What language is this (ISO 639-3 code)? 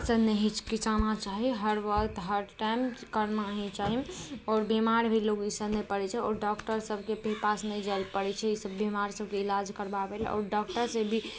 mai